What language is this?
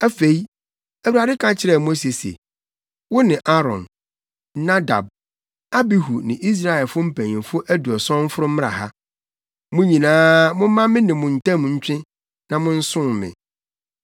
Akan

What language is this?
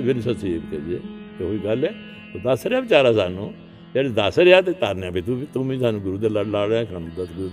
Punjabi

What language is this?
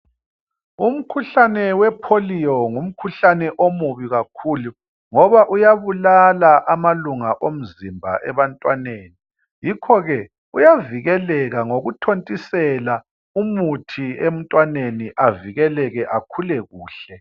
North Ndebele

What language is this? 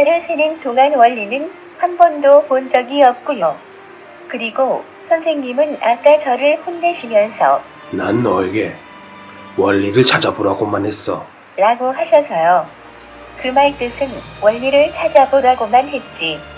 Korean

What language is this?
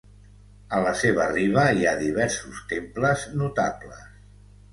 Catalan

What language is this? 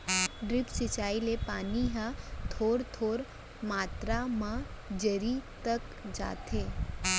Chhattisgarhi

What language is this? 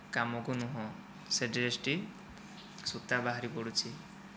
Odia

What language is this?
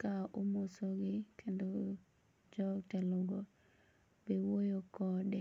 Luo (Kenya and Tanzania)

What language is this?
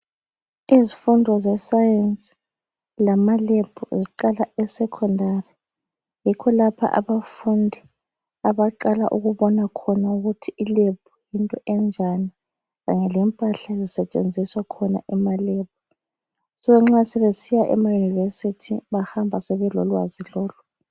North Ndebele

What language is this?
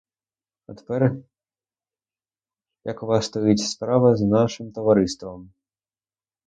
Ukrainian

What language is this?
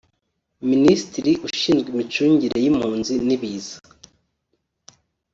Kinyarwanda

